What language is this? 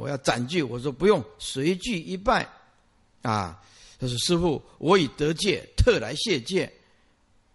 Chinese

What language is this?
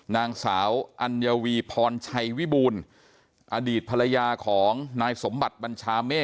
Thai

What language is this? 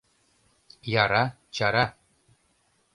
Mari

